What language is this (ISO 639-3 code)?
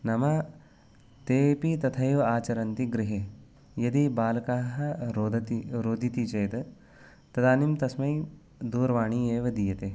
san